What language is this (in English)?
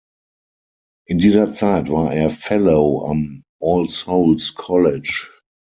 German